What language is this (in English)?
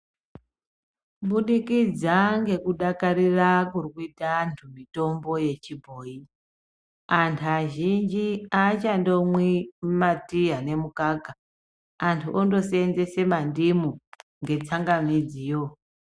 Ndau